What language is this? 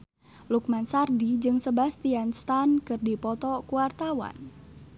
Sundanese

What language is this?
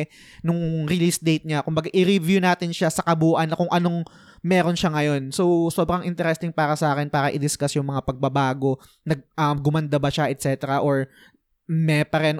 Filipino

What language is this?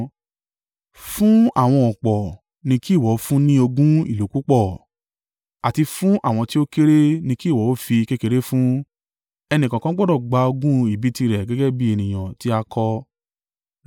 Yoruba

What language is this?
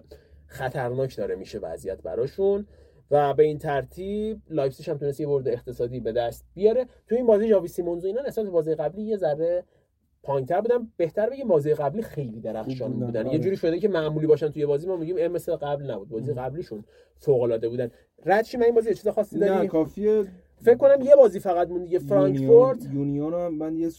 Persian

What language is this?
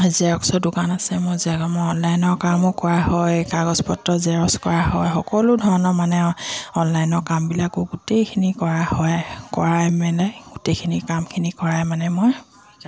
Assamese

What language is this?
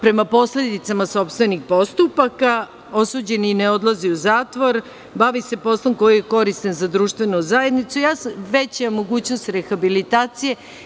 Serbian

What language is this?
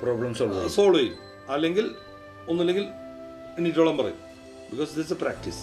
Malayalam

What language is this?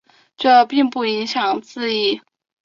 Chinese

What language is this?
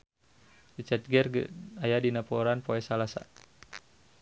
Sundanese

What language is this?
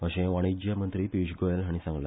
Konkani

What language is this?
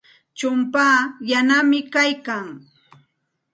Santa Ana de Tusi Pasco Quechua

